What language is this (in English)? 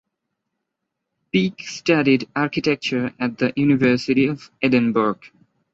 English